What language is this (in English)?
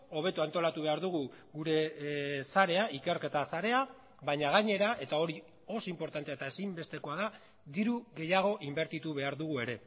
Basque